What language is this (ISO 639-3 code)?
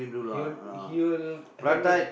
eng